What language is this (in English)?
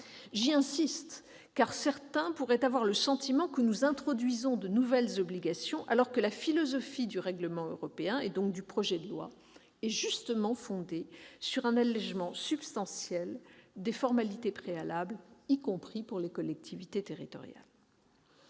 French